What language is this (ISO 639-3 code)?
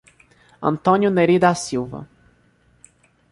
por